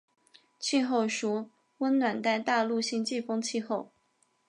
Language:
Chinese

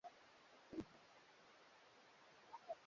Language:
Swahili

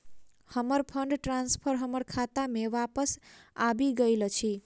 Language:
Maithili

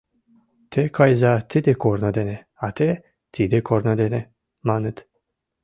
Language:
Mari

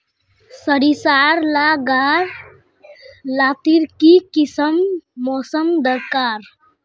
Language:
Magahi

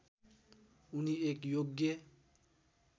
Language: Nepali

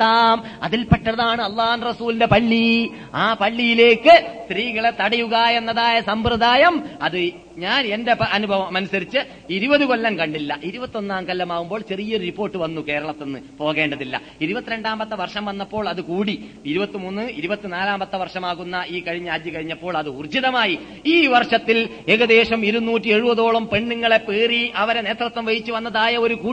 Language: Malayalam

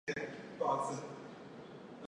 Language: Chinese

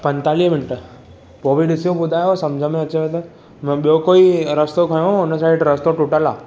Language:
Sindhi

